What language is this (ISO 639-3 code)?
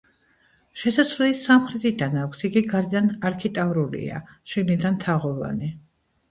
kat